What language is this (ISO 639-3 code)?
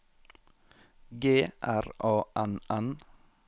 nor